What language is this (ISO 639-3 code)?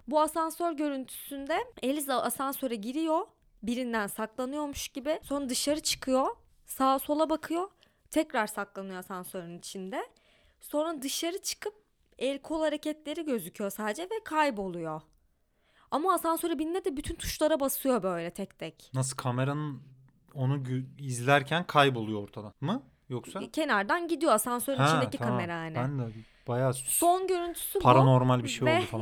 tur